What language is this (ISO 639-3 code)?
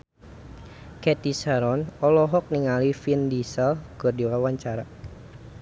sun